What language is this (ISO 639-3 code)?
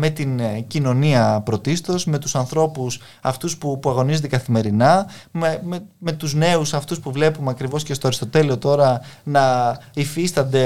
ell